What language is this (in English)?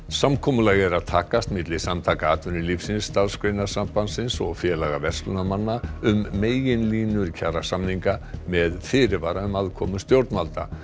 Icelandic